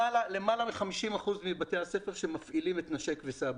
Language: Hebrew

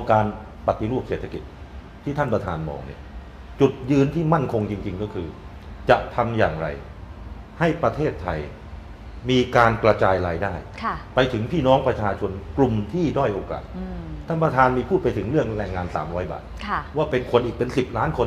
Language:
Thai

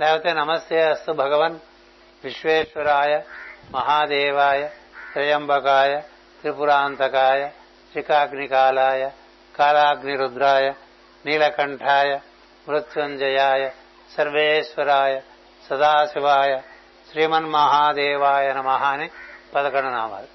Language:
Telugu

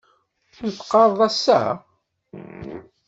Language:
Kabyle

